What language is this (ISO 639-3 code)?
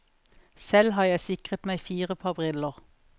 nor